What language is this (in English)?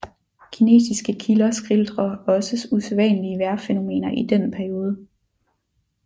Danish